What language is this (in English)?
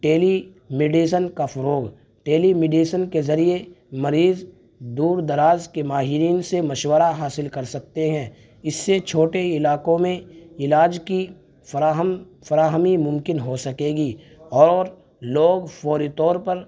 Urdu